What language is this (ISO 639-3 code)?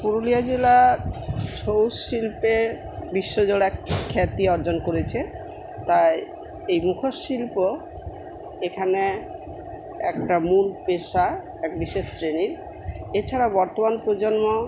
ben